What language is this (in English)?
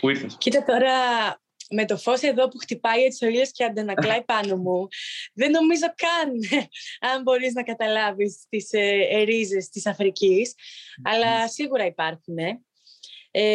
Greek